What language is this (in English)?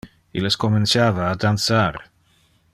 Interlingua